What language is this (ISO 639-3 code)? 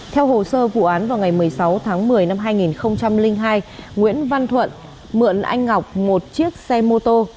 vie